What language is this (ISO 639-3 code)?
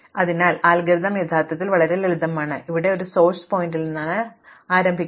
mal